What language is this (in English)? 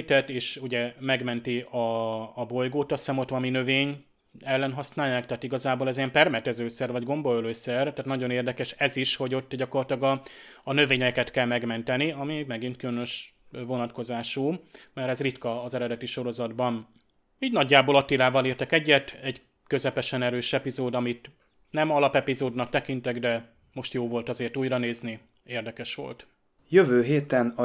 Hungarian